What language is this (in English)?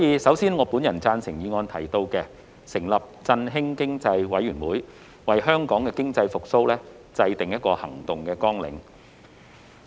Cantonese